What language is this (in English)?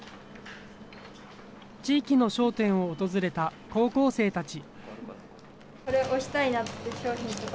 Japanese